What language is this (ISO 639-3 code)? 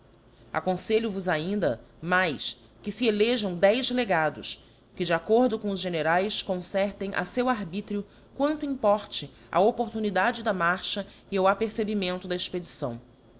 por